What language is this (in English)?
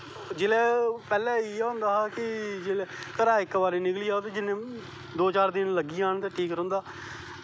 Dogri